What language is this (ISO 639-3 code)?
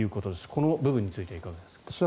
jpn